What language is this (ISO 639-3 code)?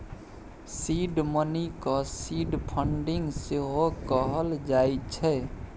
mai